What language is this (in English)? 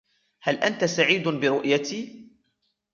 Arabic